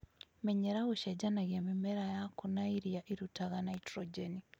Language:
Kikuyu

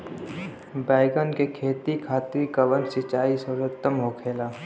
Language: Bhojpuri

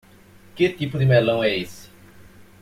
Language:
Portuguese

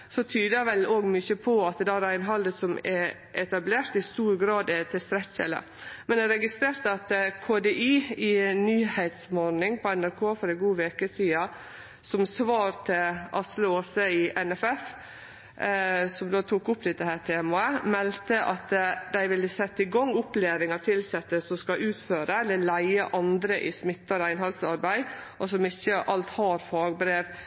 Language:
Norwegian Nynorsk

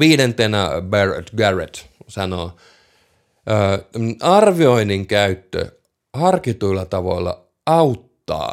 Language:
Finnish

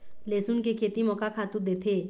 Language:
Chhattisgarhi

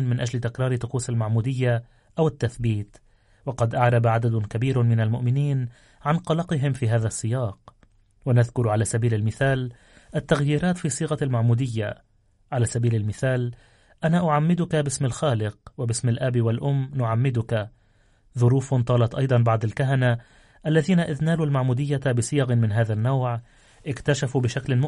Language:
Arabic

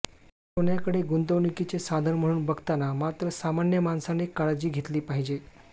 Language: Marathi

